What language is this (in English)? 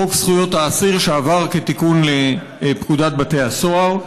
Hebrew